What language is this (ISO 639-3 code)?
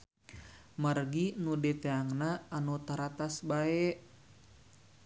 sun